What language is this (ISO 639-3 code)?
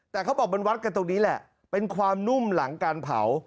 tha